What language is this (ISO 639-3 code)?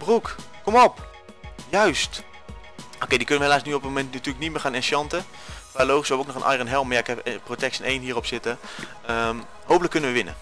nld